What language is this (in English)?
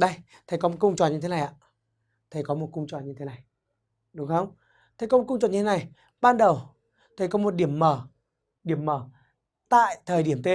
Vietnamese